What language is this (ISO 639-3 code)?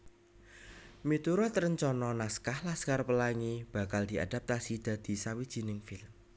jav